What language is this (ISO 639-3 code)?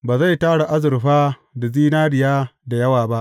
hau